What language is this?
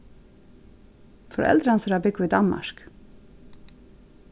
Faroese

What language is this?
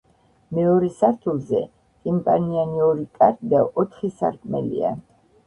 Georgian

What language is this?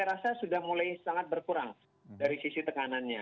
Indonesian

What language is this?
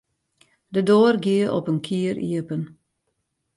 Western Frisian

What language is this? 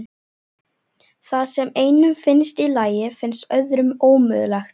Icelandic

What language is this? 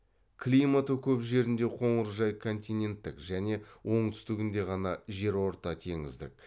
Kazakh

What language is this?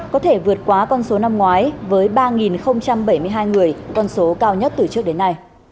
Vietnamese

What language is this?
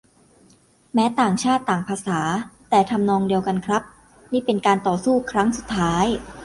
Thai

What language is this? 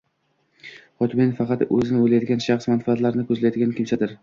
Uzbek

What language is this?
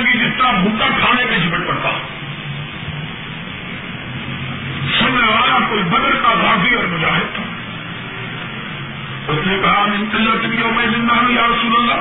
Urdu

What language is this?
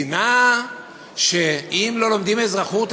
Hebrew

